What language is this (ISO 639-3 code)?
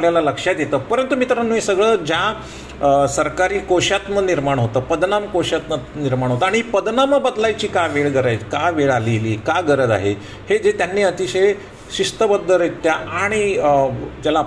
mar